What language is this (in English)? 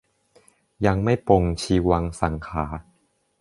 Thai